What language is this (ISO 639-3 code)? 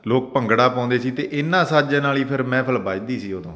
pan